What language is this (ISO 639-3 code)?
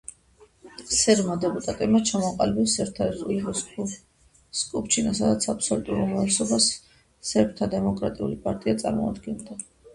kat